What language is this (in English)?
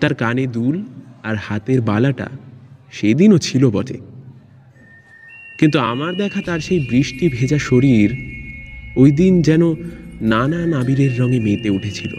Bangla